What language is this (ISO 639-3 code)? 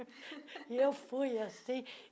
por